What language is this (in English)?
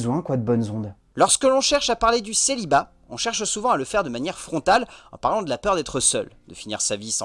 French